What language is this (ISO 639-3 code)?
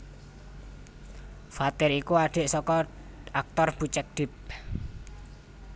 jav